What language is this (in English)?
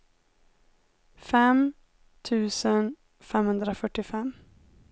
Swedish